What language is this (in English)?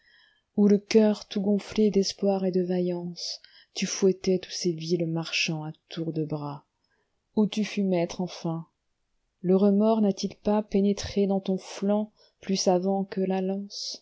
French